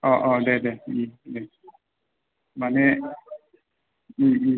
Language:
Bodo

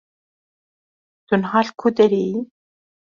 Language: Kurdish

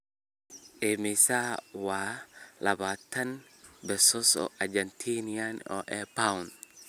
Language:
Somali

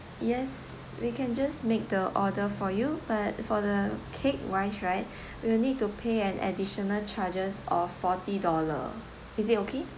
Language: English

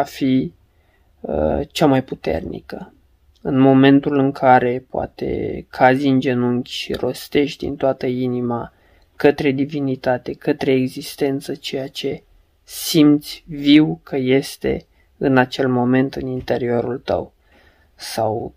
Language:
Romanian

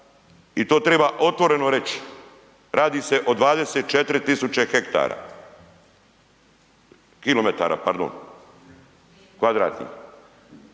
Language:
Croatian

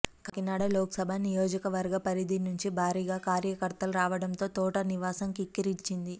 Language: Telugu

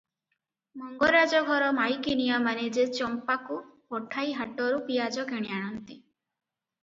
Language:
Odia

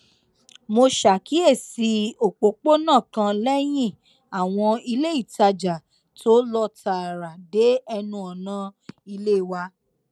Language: Yoruba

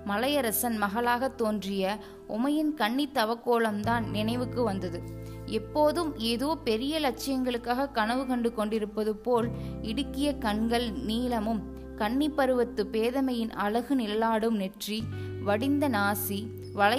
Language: Tamil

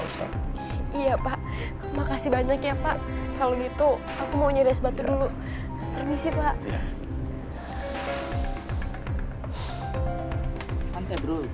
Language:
Indonesian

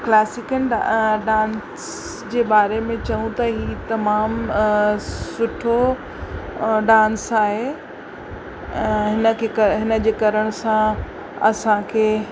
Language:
Sindhi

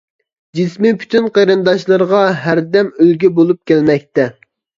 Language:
Uyghur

